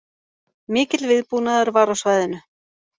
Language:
Icelandic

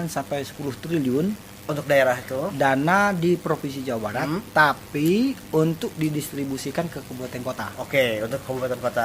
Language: Indonesian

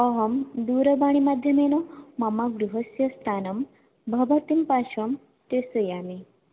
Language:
Sanskrit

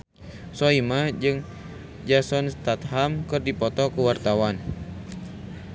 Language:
Sundanese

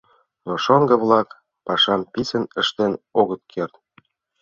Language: Mari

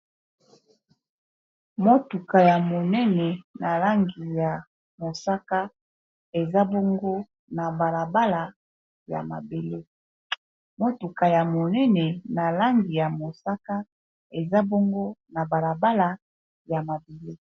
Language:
Lingala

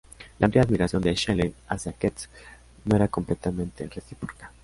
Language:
Spanish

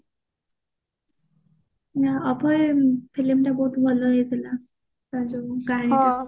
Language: Odia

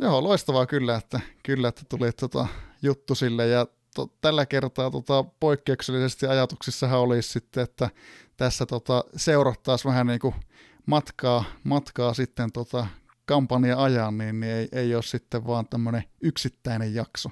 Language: Finnish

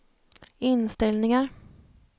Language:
Swedish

